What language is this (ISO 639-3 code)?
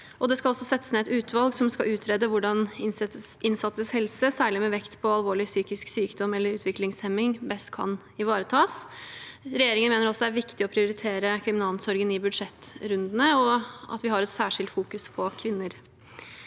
nor